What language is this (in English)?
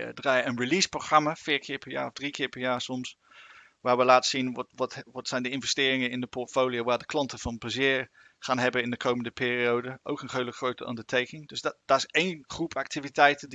Dutch